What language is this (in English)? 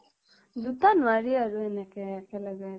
Assamese